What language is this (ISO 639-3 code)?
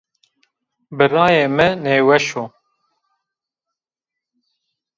zza